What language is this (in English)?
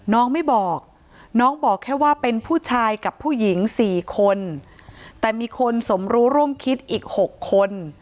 Thai